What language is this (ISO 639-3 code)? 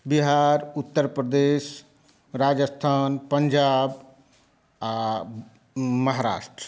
mai